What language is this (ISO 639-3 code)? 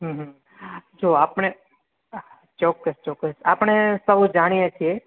guj